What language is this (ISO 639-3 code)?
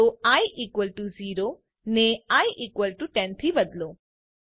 guj